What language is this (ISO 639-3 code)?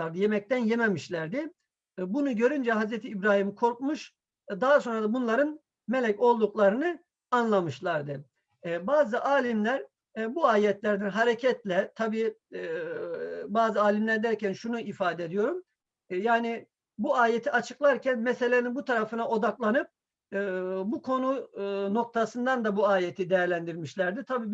tur